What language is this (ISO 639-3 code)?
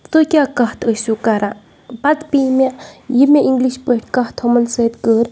kas